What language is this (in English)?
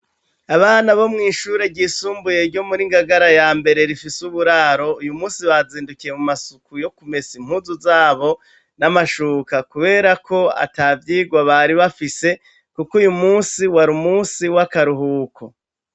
Rundi